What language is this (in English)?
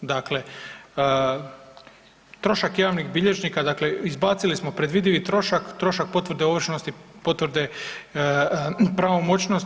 Croatian